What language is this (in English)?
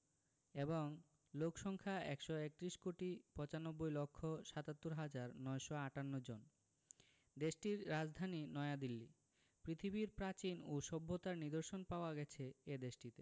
Bangla